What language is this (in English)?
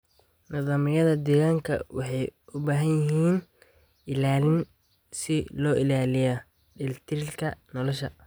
Somali